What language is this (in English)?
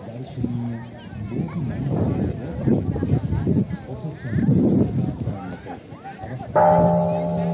Vietnamese